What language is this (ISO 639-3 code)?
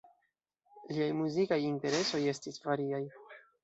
epo